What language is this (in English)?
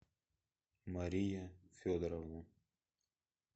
Russian